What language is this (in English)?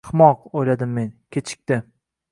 Uzbek